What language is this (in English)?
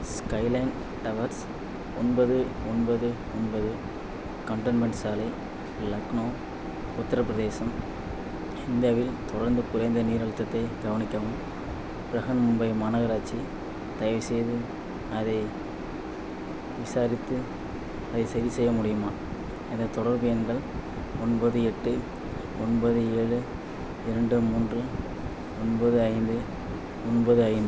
Tamil